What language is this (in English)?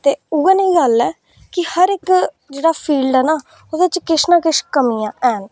Dogri